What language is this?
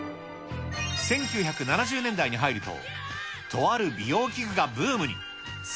Japanese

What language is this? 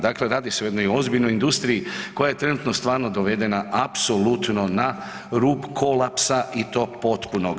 Croatian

